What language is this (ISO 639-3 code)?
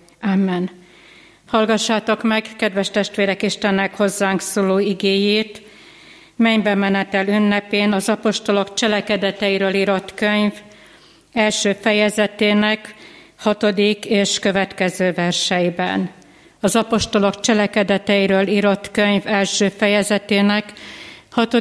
hun